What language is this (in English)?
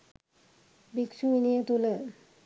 Sinhala